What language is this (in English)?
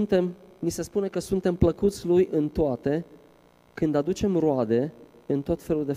Romanian